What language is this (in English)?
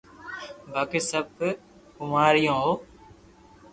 Loarki